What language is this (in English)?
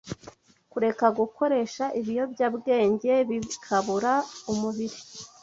Kinyarwanda